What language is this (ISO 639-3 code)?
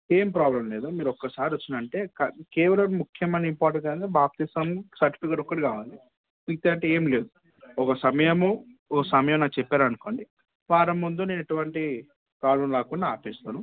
tel